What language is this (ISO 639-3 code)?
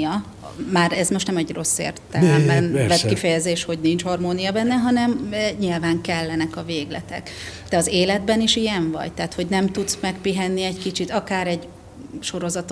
hun